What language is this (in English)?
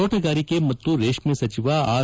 Kannada